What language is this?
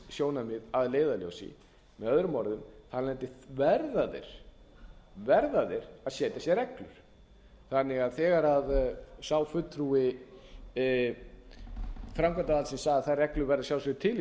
Icelandic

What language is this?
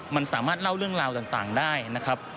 Thai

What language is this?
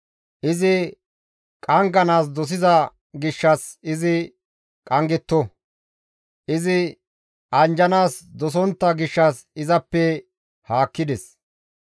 Gamo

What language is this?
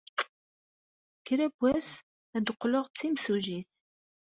Kabyle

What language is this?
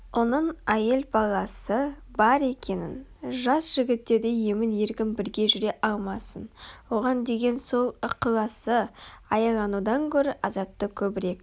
Kazakh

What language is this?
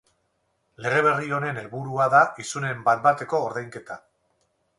Basque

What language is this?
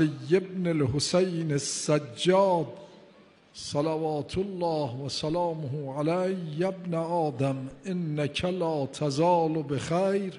Persian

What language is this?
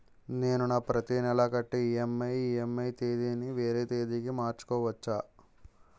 Telugu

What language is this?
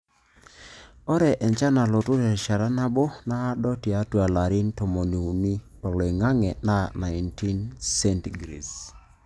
Masai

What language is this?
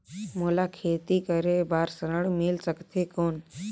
Chhattisgarhi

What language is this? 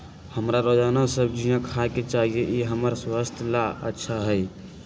Magahi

